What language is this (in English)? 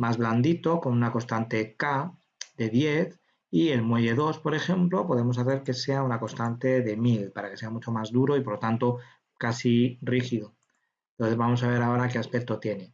Spanish